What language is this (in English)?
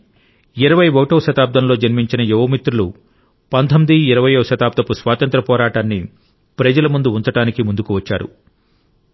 Telugu